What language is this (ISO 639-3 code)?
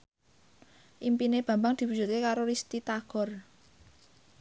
jav